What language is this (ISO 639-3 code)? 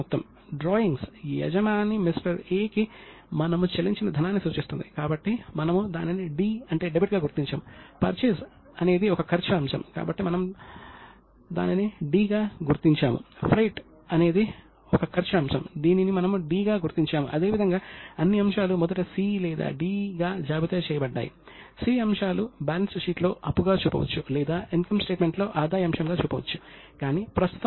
tel